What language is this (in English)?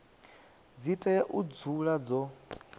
Venda